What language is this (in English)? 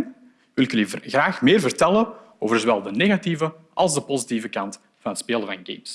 Dutch